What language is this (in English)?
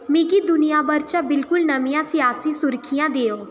Dogri